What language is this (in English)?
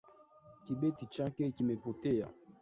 Swahili